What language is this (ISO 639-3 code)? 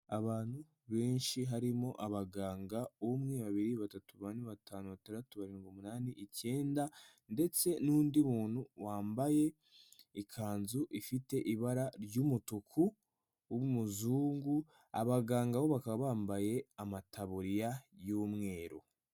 kin